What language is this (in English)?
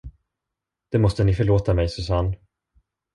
Swedish